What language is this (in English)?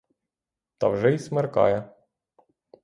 Ukrainian